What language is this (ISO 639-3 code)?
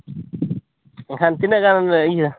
sat